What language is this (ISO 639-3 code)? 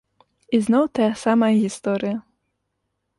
bel